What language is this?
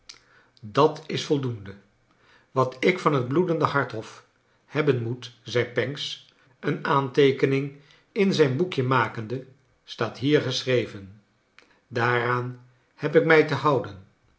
Dutch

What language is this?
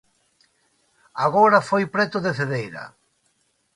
Galician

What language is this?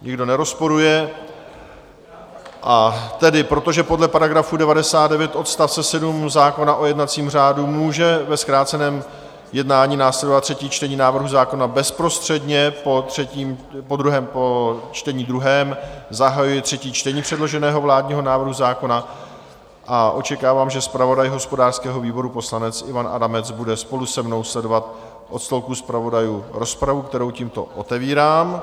Czech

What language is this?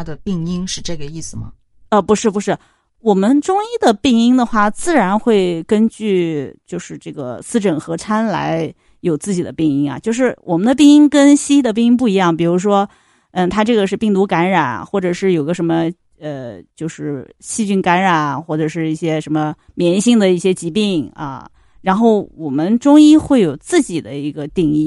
Chinese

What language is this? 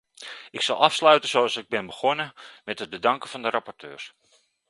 Dutch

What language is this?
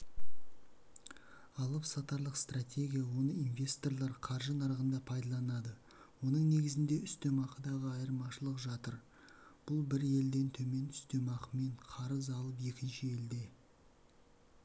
Kazakh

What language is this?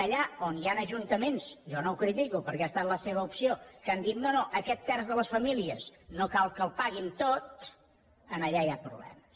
Catalan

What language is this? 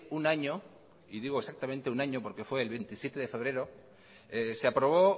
Spanish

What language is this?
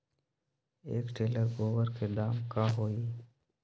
Magahi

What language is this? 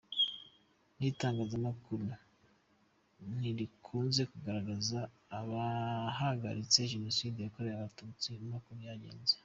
Kinyarwanda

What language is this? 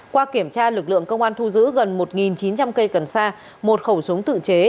Vietnamese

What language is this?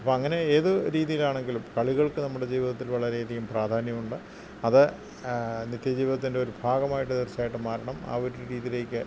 Malayalam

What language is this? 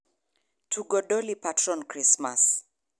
Luo (Kenya and Tanzania)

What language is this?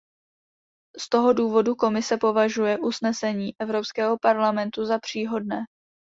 Czech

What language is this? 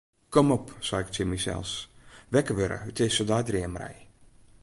Western Frisian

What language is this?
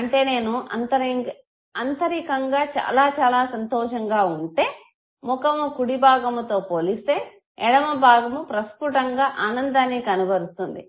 Telugu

